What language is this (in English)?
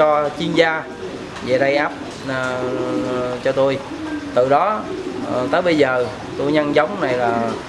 Vietnamese